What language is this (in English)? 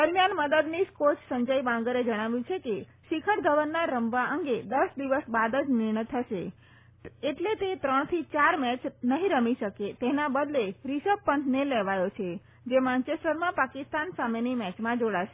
Gujarati